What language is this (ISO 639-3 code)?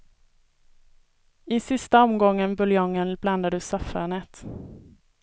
swe